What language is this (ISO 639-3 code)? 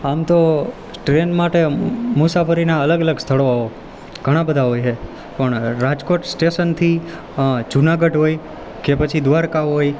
guj